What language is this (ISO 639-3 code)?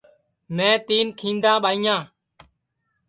ssi